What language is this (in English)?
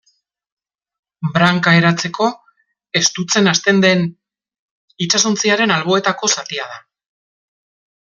Basque